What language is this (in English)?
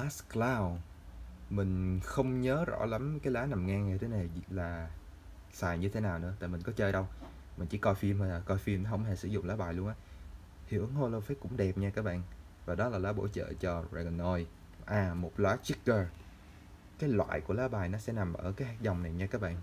Vietnamese